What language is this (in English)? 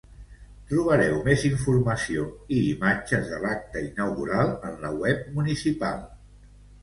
Catalan